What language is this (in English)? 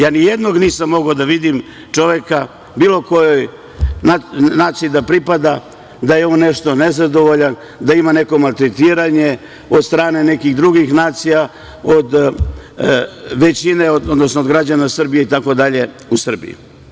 Serbian